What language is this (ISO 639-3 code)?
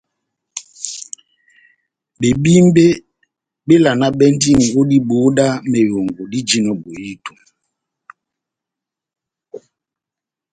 bnm